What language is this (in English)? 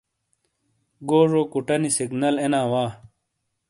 Shina